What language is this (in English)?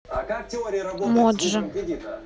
Russian